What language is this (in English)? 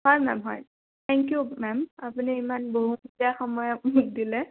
Assamese